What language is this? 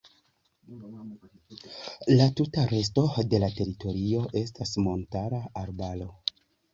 Esperanto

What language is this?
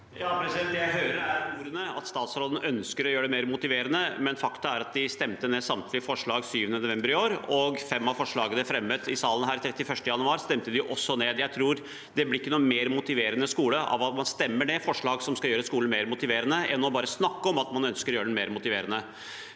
Norwegian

